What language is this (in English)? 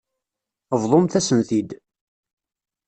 Kabyle